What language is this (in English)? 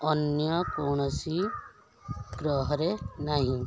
Odia